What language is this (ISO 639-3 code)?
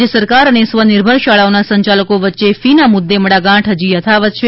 guj